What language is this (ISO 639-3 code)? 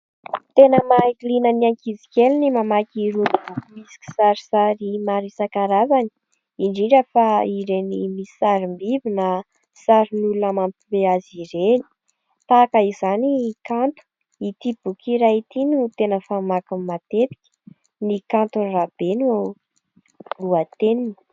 mlg